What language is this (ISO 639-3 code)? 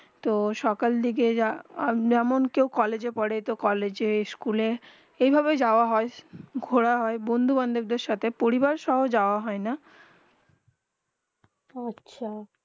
ben